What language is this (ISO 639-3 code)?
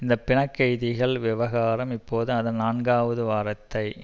tam